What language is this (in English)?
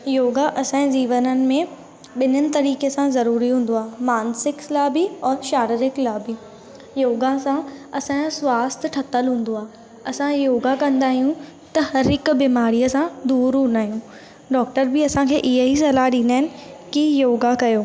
Sindhi